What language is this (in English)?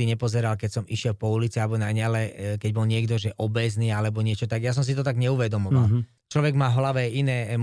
Slovak